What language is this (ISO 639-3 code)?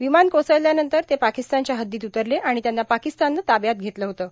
mar